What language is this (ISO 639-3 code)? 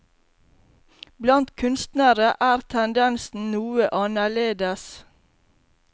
nor